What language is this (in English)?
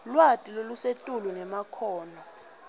Swati